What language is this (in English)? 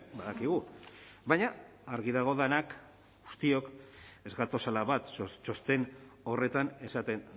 Basque